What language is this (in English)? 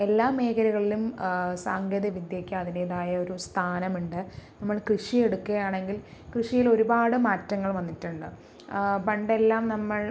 Malayalam